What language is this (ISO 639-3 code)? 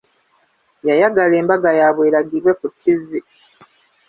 lug